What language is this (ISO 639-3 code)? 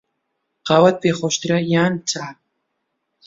ckb